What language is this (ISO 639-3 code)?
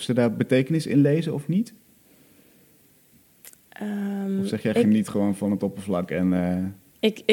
nld